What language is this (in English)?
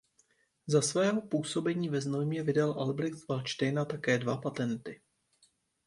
Czech